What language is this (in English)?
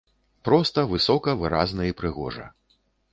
Belarusian